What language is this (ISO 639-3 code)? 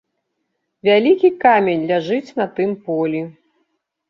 bel